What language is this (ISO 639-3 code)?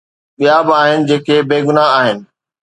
snd